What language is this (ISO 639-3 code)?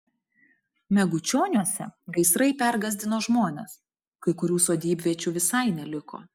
lit